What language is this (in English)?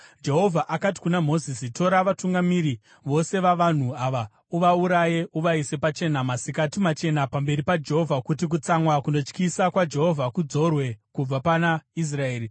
Shona